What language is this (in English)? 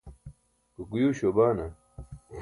Burushaski